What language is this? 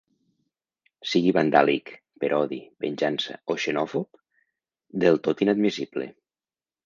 Catalan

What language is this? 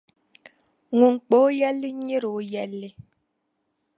Dagbani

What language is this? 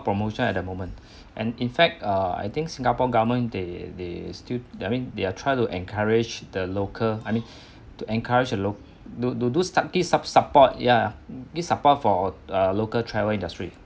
English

